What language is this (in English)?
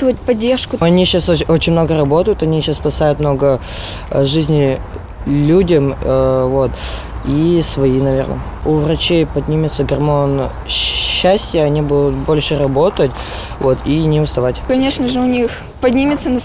Russian